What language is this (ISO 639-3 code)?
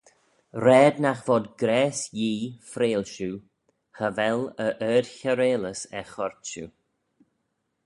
glv